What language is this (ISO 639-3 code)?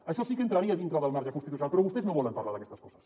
cat